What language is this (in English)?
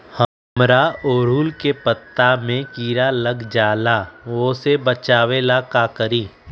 Magahi